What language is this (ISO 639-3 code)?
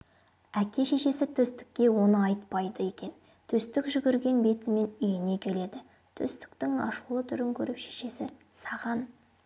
kaz